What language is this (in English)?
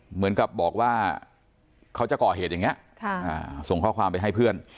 Thai